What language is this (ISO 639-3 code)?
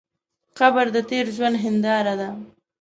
pus